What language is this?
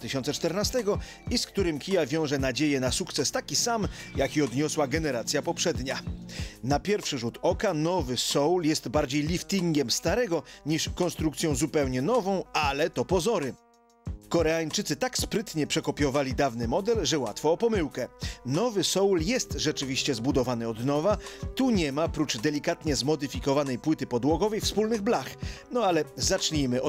Polish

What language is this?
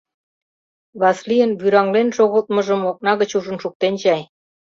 Mari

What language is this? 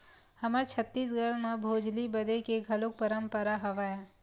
Chhattisgarhi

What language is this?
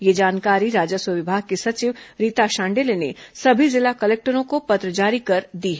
Hindi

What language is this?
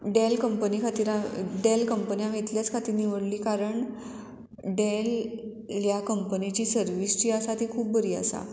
Konkani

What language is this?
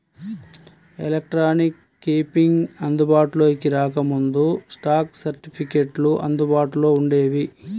Telugu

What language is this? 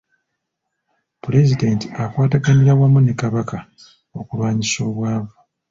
Ganda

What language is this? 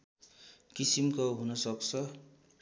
Nepali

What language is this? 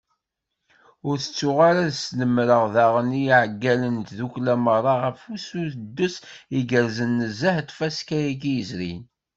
Kabyle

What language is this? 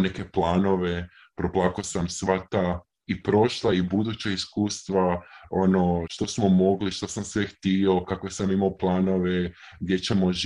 Croatian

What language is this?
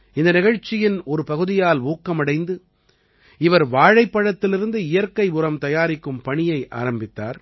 Tamil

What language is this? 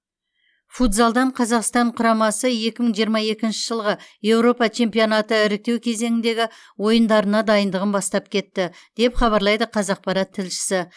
Kazakh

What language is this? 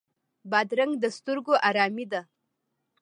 Pashto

